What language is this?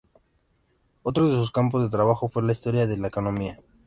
Spanish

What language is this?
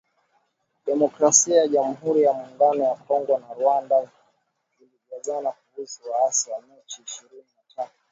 Swahili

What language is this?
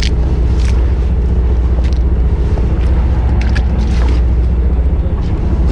Korean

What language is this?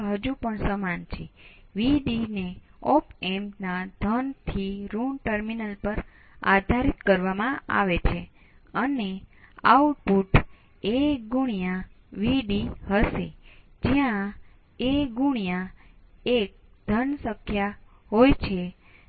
Gujarati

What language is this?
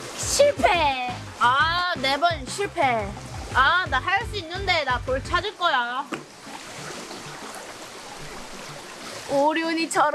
Korean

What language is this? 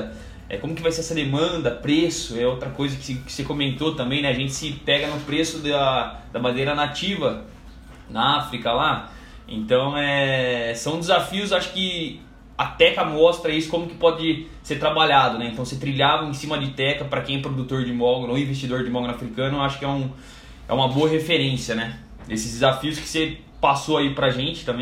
Portuguese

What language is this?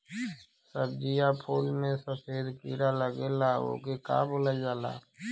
Bhojpuri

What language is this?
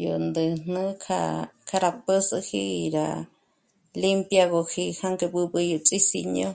Michoacán Mazahua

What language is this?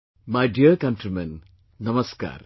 English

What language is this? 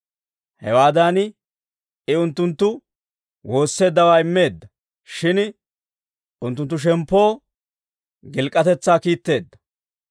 Dawro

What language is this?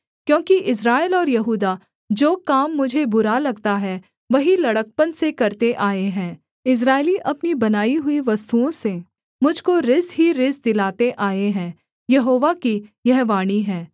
Hindi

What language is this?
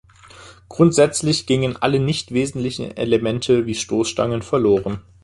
German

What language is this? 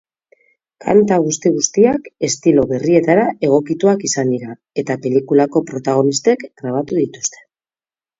Basque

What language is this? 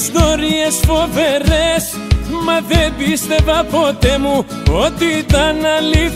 Greek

